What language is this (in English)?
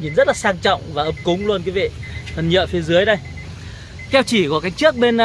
Vietnamese